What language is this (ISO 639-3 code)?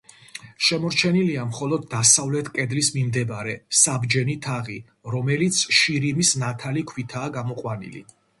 kat